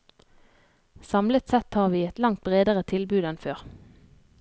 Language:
Norwegian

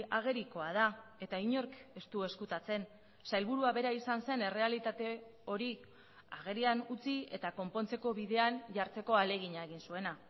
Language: Basque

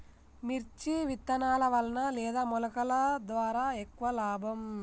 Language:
Telugu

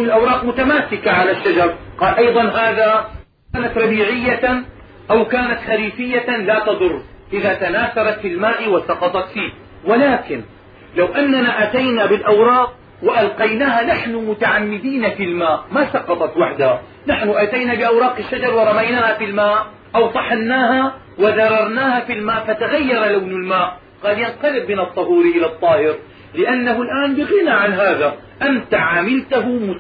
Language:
Arabic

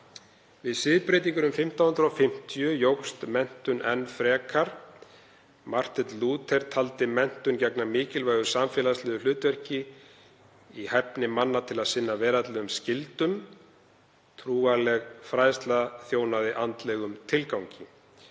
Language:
Icelandic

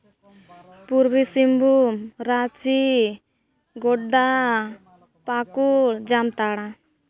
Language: Santali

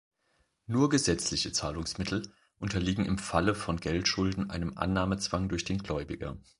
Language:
German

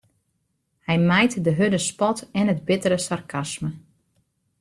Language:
Western Frisian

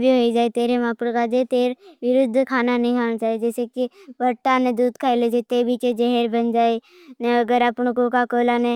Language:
Bhili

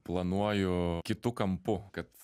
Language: Lithuanian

